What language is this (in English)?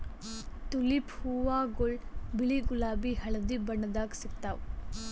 Kannada